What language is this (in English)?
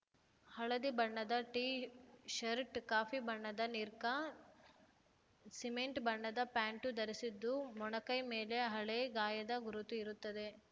Kannada